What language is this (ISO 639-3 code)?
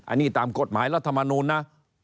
tha